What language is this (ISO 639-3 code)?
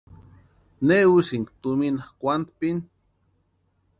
pua